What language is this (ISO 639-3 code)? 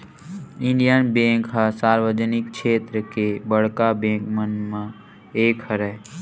hne